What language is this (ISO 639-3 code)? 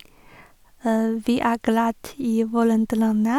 nor